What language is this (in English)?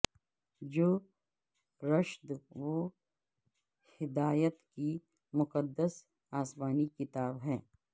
Urdu